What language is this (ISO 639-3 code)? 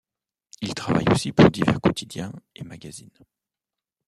fra